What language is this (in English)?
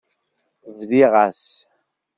Kabyle